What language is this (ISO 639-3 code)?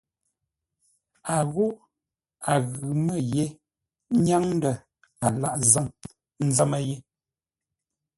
nla